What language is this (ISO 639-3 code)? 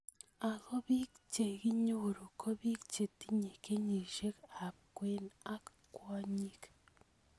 kln